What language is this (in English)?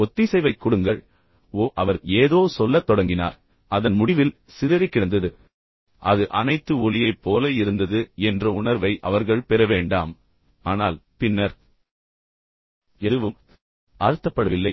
Tamil